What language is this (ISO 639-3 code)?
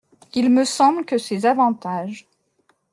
fra